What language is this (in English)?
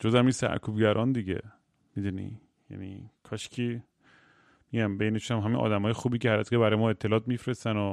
Persian